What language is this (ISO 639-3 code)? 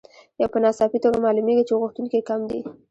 pus